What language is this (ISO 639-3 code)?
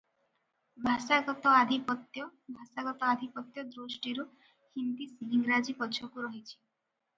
ori